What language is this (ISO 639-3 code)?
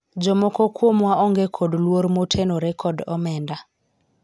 luo